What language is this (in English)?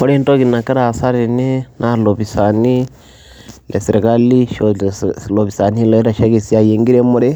Masai